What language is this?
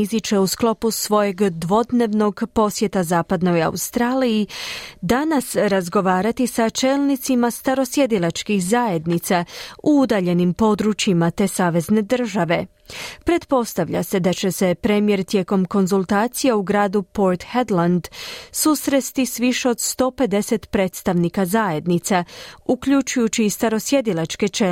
Croatian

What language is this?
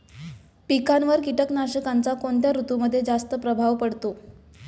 Marathi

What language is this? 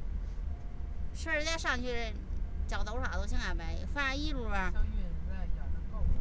Chinese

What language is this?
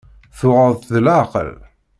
Kabyle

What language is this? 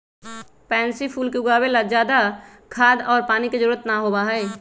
Magahi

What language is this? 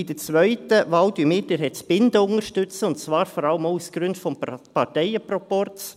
Swiss German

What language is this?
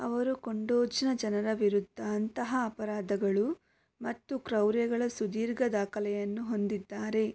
Kannada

